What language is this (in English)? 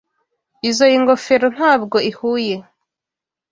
Kinyarwanda